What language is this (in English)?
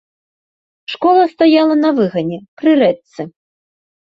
Belarusian